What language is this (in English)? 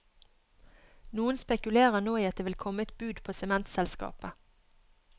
Norwegian